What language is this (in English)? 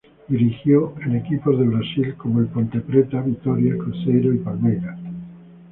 Spanish